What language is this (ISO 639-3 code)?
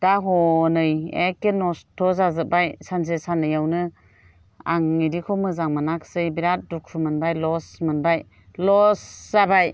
brx